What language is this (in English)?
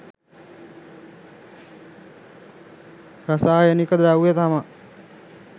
Sinhala